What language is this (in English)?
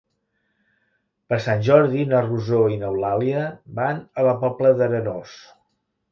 Catalan